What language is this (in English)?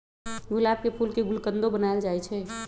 Magahi